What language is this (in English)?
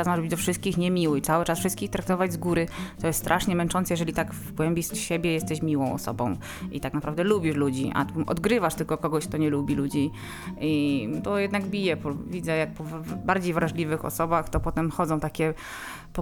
Polish